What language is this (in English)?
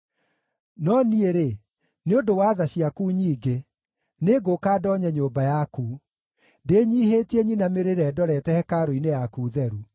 Kikuyu